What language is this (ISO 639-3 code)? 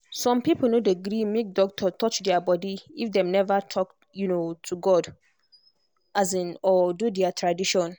pcm